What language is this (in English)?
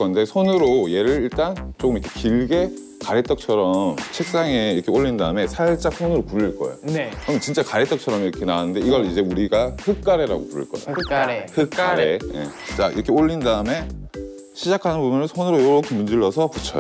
Korean